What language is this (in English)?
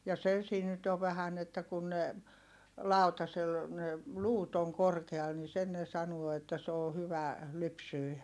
Finnish